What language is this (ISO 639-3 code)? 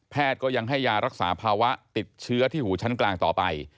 tha